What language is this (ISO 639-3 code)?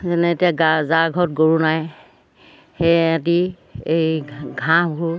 asm